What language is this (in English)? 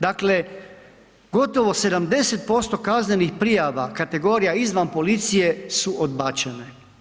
Croatian